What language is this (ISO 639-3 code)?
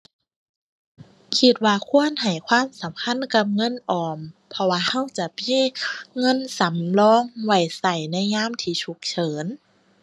tha